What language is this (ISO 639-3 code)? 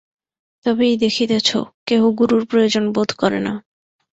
ben